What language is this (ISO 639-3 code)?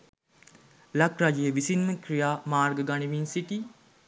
sin